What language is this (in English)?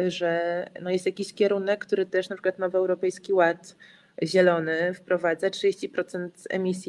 Polish